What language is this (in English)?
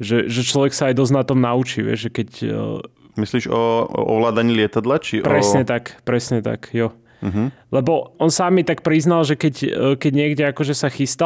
Slovak